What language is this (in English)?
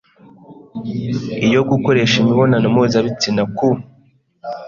Kinyarwanda